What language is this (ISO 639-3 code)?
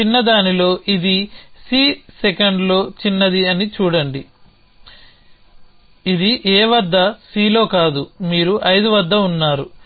tel